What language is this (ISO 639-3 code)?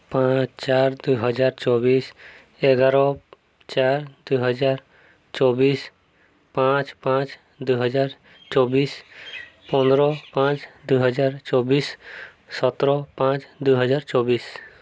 ori